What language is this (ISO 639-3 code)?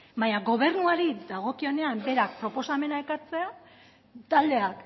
eus